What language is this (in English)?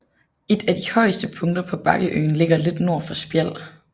Danish